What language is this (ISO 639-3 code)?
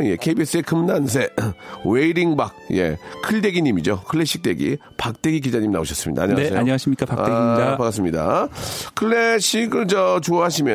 kor